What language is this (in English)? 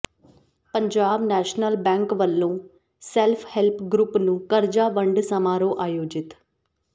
Punjabi